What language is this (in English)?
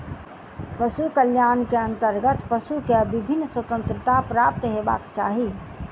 Maithili